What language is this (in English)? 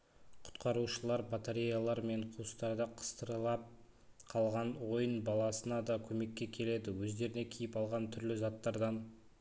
Kazakh